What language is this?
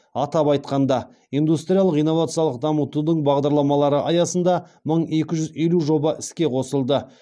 Kazakh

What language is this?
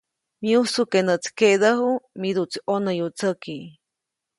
Copainalá Zoque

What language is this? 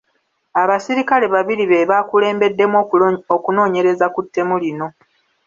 Ganda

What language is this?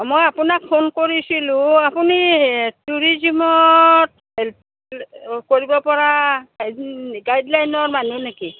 Assamese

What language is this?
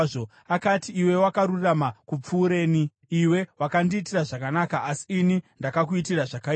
Shona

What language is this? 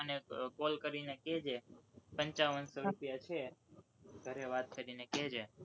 Gujarati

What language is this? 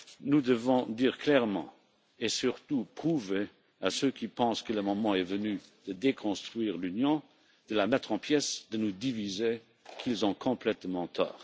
French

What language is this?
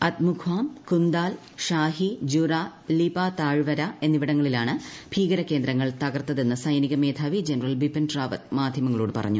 Malayalam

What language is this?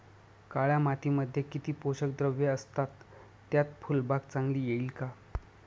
Marathi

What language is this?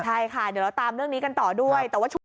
Thai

